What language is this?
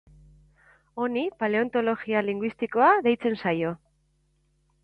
Basque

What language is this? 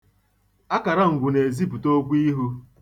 Igbo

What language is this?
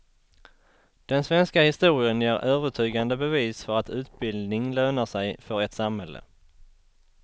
Swedish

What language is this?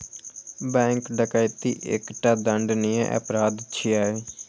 Maithili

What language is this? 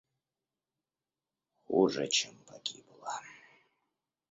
Russian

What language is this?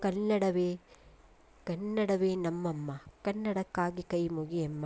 Kannada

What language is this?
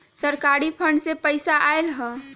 Magahi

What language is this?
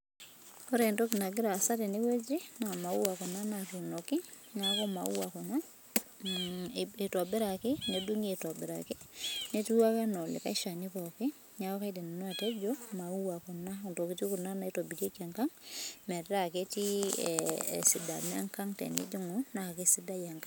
Masai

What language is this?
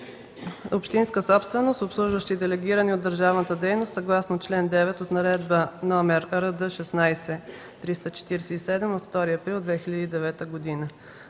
Bulgarian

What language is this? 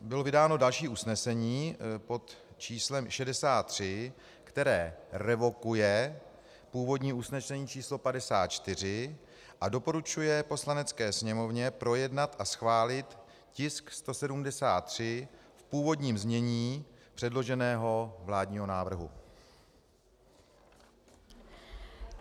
Czech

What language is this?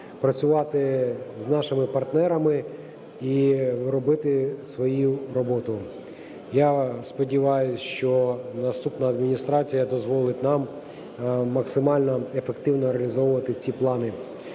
Ukrainian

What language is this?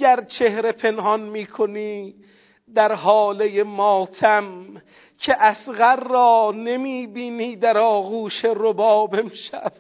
Persian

